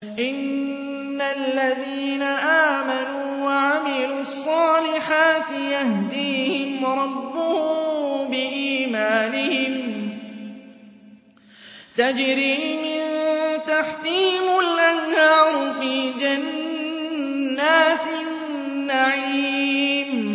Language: Arabic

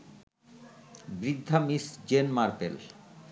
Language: Bangla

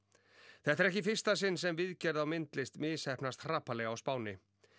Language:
Icelandic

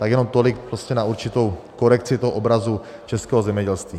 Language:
Czech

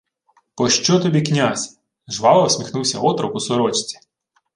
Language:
Ukrainian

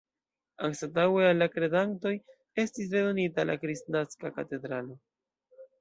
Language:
Esperanto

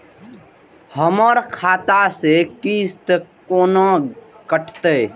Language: Maithili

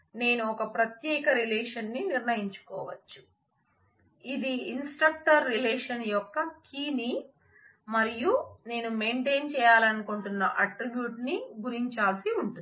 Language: Telugu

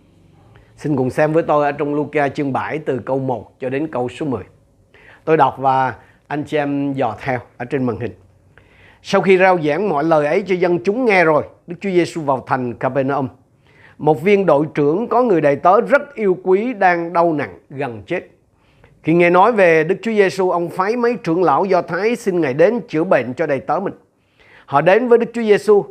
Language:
Vietnamese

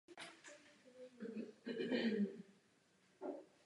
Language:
Czech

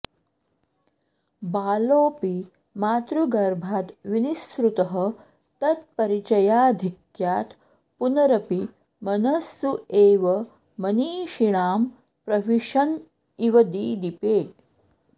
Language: Sanskrit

